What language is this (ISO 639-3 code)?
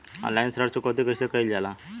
bho